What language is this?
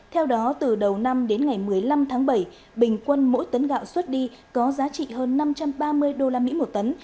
Vietnamese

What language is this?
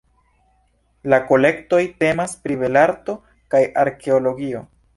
Esperanto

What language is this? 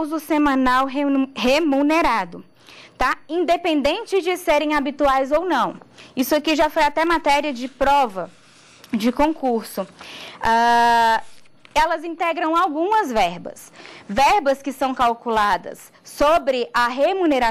Portuguese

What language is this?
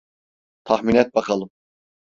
Turkish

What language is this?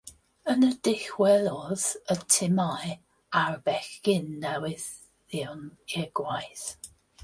Welsh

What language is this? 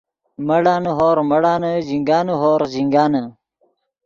Yidgha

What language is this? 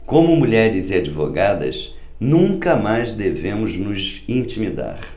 Portuguese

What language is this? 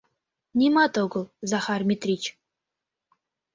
Mari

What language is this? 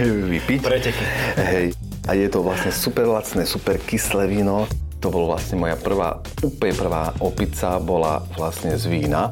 Slovak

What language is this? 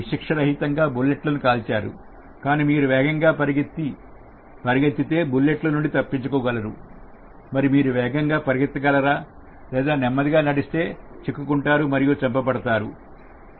Telugu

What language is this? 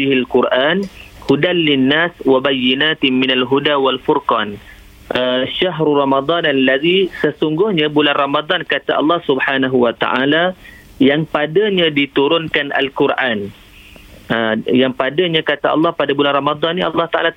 Malay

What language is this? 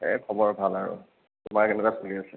Assamese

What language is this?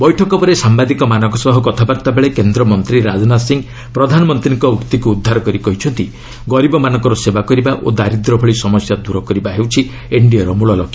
Odia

